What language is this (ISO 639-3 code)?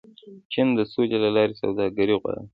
pus